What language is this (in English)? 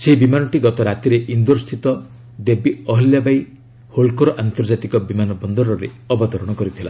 Odia